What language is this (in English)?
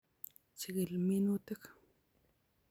Kalenjin